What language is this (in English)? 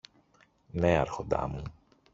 Greek